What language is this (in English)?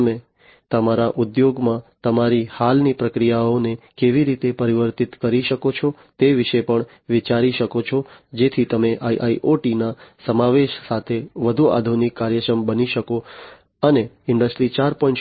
Gujarati